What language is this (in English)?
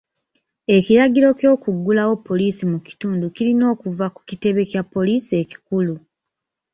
Ganda